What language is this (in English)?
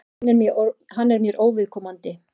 Icelandic